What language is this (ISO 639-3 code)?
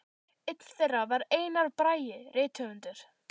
isl